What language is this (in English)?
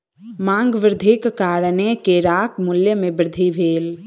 Maithili